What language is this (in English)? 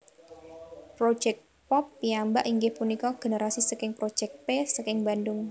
Javanese